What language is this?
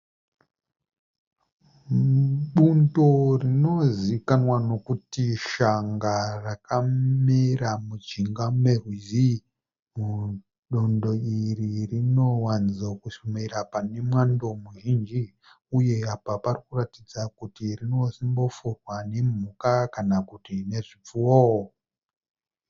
Shona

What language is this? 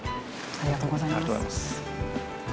Japanese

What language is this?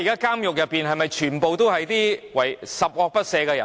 Cantonese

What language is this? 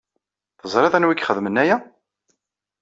Kabyle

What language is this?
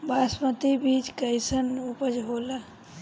Bhojpuri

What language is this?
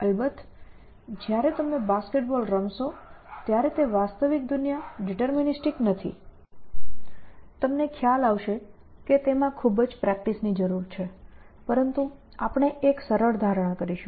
Gujarati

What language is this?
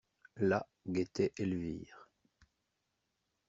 French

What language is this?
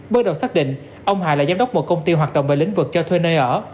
Vietnamese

